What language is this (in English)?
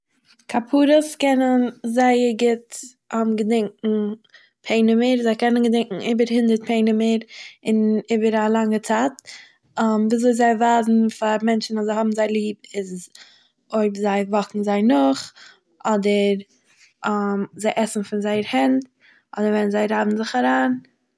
Yiddish